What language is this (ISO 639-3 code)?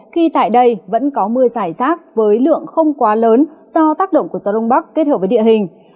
vie